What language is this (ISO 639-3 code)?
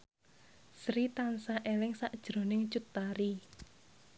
jav